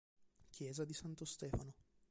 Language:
Italian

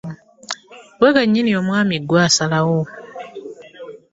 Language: Ganda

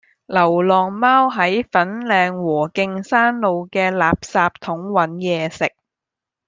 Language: Cantonese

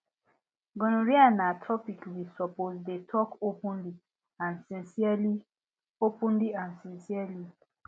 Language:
Nigerian Pidgin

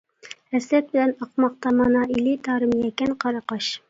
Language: Uyghur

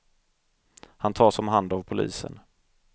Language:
Swedish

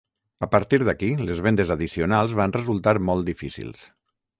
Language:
Catalan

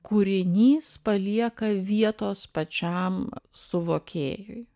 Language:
Lithuanian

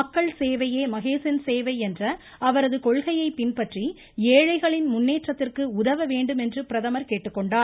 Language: Tamil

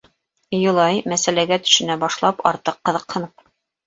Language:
Bashkir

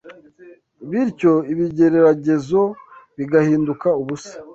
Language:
Kinyarwanda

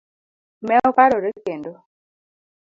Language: Luo (Kenya and Tanzania)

